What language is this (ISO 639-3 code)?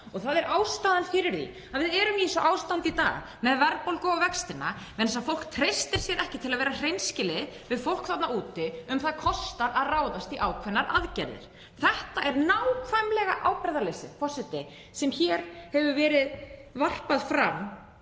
isl